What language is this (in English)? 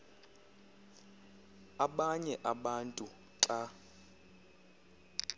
Xhosa